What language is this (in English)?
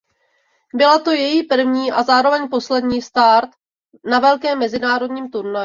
Czech